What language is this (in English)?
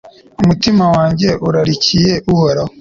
Kinyarwanda